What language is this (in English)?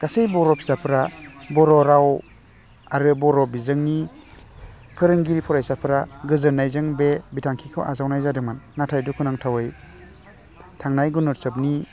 Bodo